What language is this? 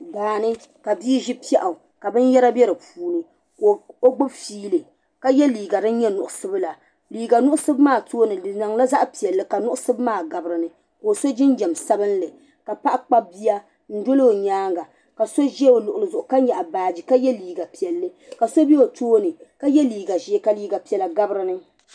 Dagbani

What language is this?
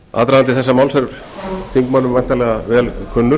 Icelandic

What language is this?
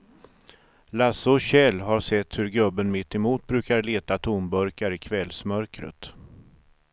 Swedish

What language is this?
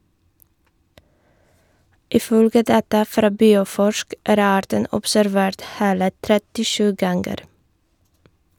Norwegian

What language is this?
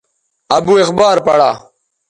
Bateri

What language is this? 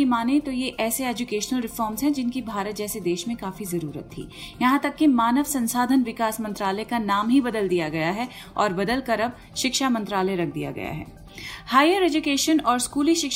Hindi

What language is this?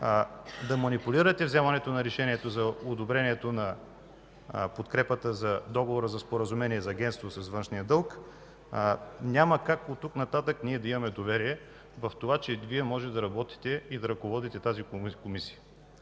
Bulgarian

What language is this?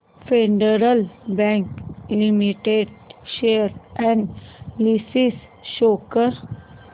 Marathi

